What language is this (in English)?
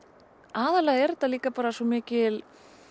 Icelandic